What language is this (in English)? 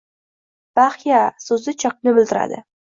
Uzbek